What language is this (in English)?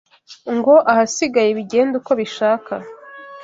Kinyarwanda